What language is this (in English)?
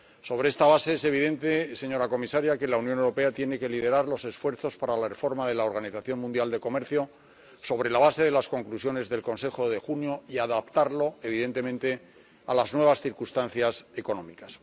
Spanish